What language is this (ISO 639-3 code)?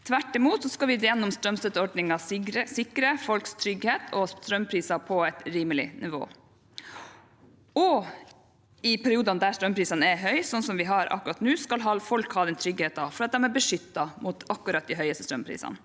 nor